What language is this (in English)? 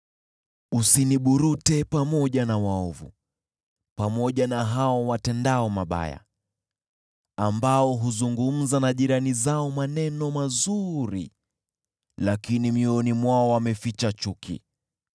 Swahili